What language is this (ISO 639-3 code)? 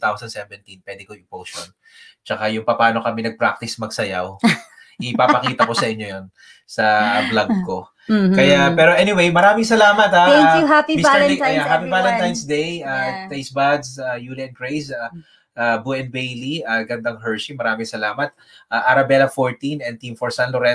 fil